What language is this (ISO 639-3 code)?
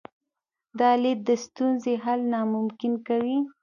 pus